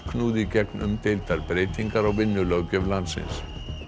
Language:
Icelandic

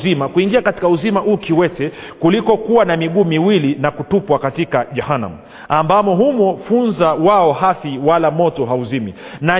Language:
Swahili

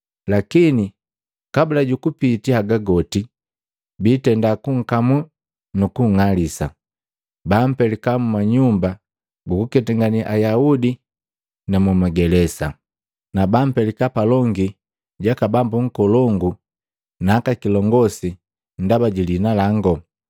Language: Matengo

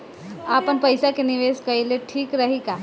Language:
Bhojpuri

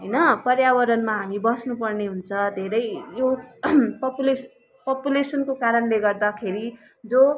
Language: Nepali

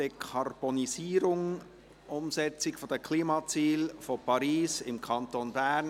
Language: Swiss German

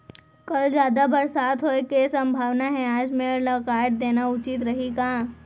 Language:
Chhattisgarhi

